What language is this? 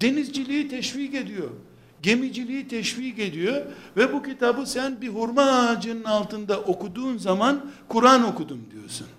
Turkish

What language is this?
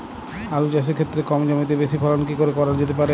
Bangla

